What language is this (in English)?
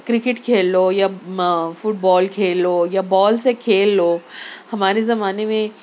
Urdu